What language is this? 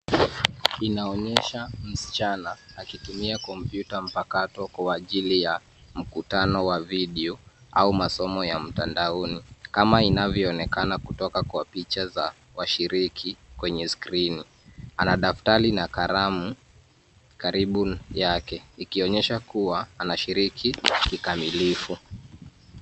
Swahili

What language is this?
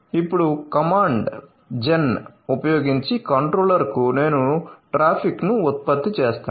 Telugu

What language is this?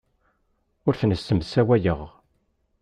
Kabyle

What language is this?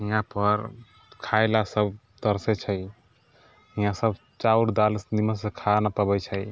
Maithili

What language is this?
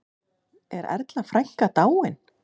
Icelandic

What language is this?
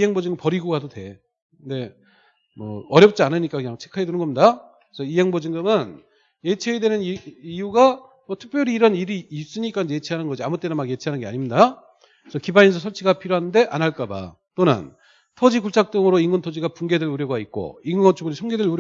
Korean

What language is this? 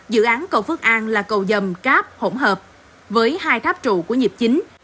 Vietnamese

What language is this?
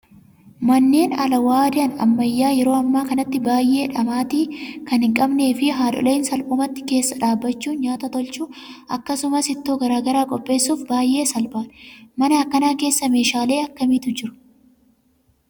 Oromo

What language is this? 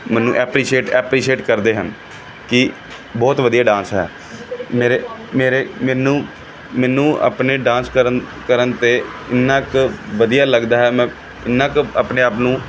Punjabi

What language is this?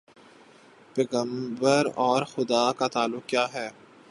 Urdu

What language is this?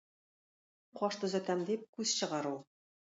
Tatar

